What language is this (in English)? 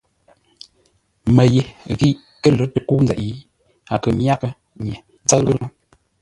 Ngombale